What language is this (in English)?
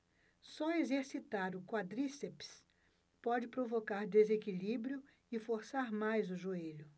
Portuguese